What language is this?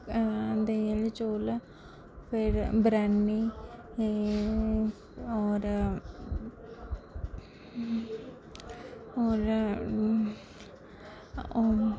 Dogri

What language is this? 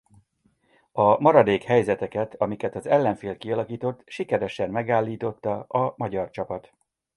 Hungarian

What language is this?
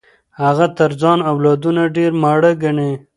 Pashto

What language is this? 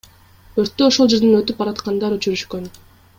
Kyrgyz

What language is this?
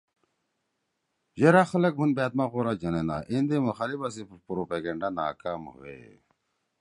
Torwali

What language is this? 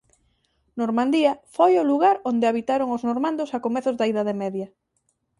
Galician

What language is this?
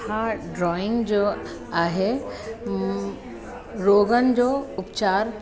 Sindhi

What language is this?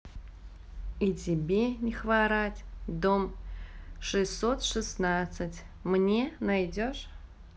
Russian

